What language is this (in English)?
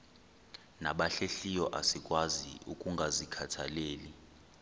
Xhosa